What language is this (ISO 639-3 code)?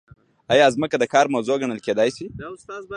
pus